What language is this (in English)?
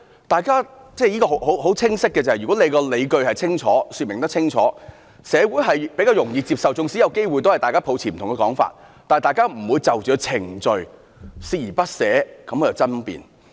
Cantonese